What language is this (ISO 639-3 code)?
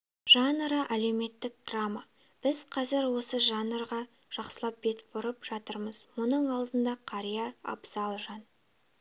kaz